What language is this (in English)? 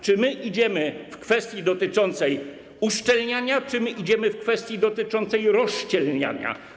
Polish